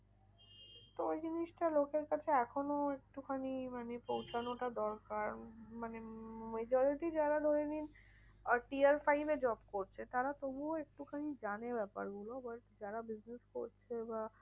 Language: Bangla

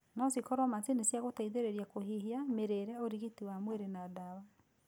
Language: Kikuyu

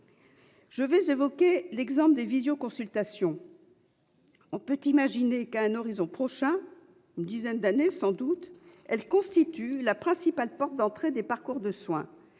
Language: French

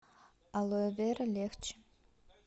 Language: Russian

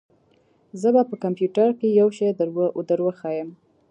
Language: Pashto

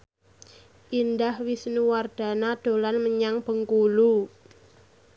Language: Javanese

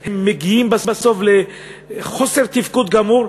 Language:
Hebrew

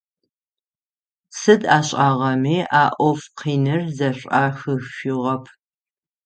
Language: Adyghe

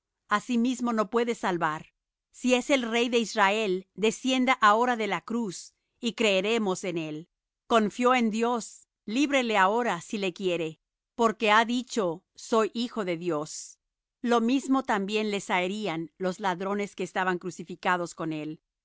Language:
Spanish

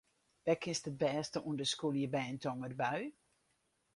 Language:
Western Frisian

